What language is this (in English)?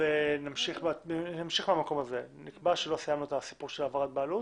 Hebrew